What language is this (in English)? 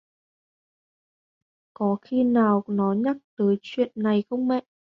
Vietnamese